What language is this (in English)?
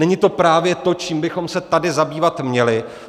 Czech